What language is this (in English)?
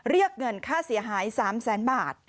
Thai